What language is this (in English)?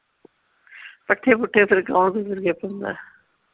Punjabi